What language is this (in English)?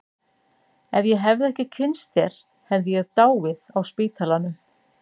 Icelandic